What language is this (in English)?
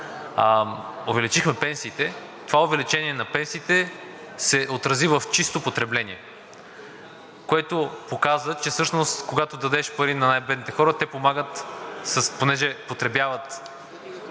Bulgarian